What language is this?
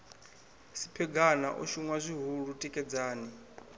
Venda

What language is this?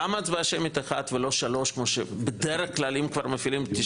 Hebrew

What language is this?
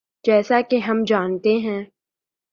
Urdu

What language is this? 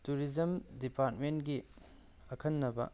Manipuri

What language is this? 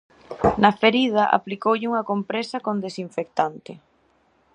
Galician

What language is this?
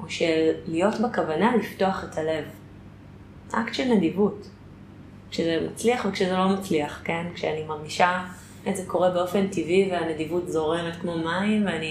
Hebrew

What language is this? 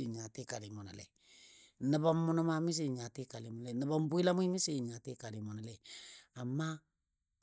Dadiya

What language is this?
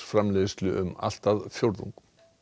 Icelandic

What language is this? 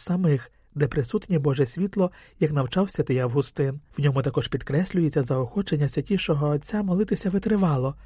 Ukrainian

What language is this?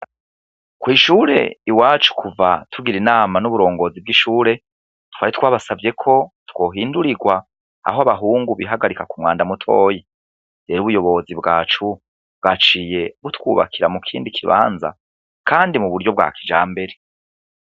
Rundi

